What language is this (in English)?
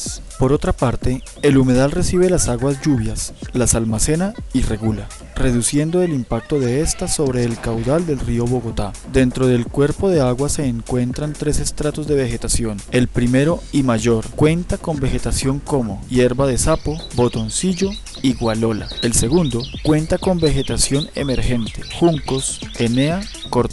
Spanish